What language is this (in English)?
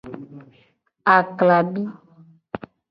Gen